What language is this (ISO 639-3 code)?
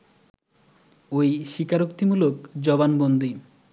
ben